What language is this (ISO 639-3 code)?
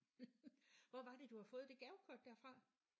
dan